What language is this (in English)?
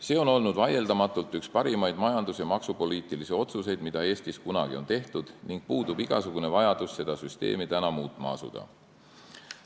Estonian